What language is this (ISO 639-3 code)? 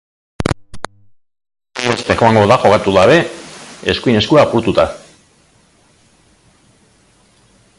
eus